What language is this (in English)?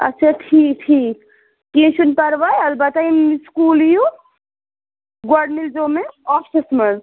Kashmiri